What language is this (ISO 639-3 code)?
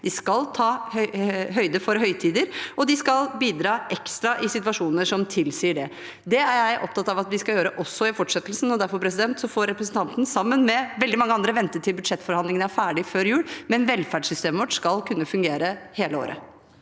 nor